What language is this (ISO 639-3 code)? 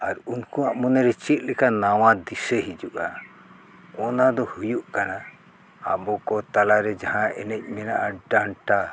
sat